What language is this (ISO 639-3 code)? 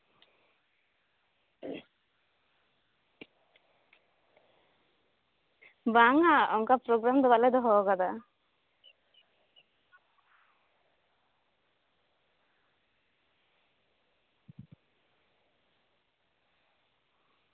sat